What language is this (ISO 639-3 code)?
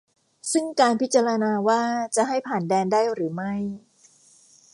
tha